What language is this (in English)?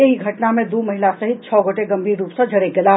Maithili